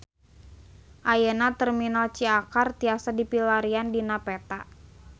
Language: Sundanese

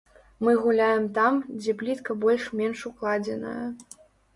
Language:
Belarusian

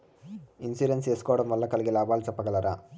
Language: Telugu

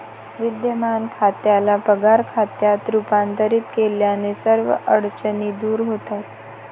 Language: Marathi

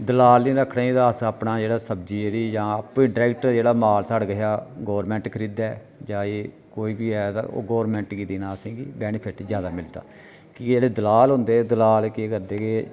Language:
Dogri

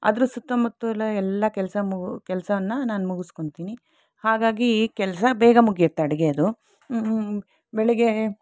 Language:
Kannada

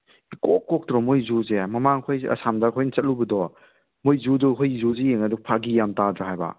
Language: Manipuri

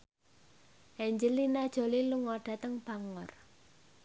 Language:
Javanese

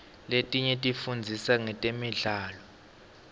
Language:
Swati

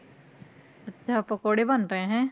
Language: Punjabi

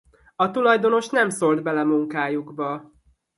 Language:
Hungarian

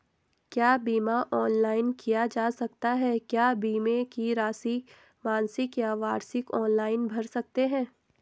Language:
Hindi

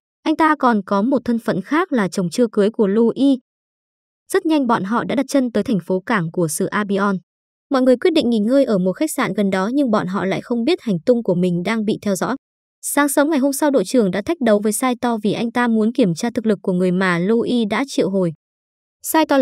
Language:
Vietnamese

